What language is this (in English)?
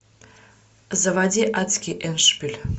Russian